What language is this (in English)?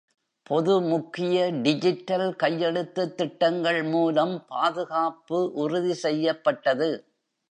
Tamil